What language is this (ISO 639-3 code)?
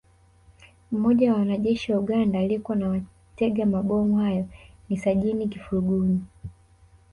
swa